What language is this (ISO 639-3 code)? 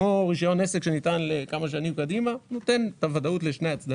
heb